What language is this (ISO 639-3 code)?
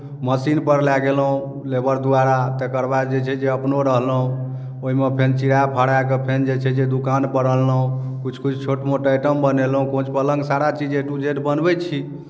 mai